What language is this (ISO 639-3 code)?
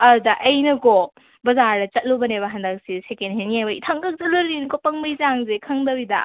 mni